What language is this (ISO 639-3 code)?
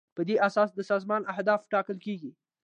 pus